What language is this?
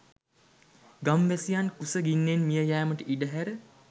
Sinhala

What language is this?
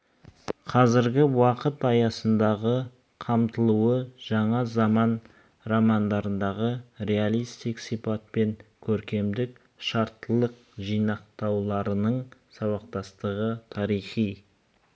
Kazakh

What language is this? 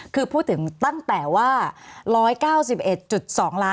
Thai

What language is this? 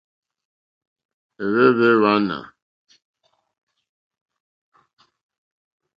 Mokpwe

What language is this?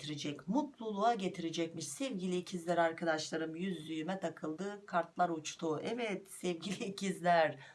Turkish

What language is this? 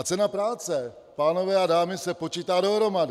Czech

